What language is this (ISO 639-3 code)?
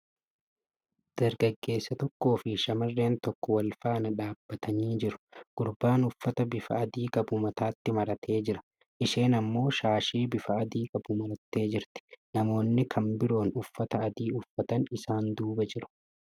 orm